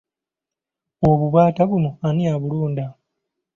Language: Ganda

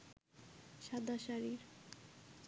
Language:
Bangla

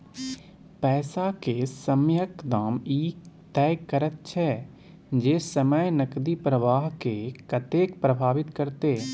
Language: Maithili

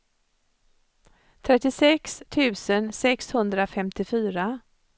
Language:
Swedish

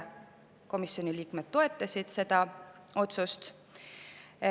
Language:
Estonian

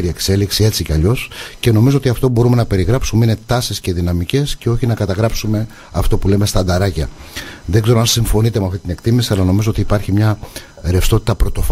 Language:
Greek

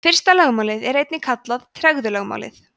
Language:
Icelandic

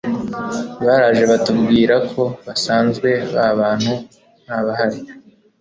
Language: Kinyarwanda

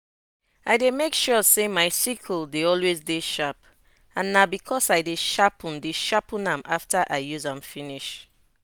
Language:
Nigerian Pidgin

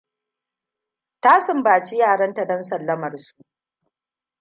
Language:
Hausa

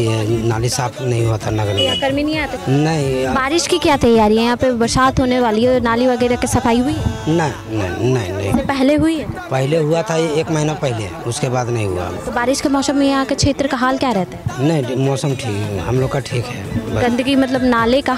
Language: Hindi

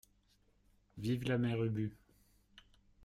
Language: French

